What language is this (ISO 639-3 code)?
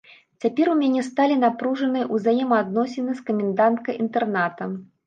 bel